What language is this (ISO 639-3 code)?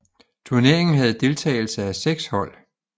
dan